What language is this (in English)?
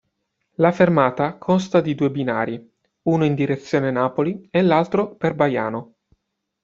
Italian